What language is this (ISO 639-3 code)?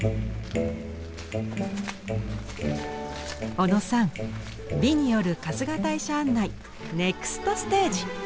jpn